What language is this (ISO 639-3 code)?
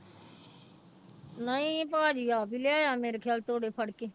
pan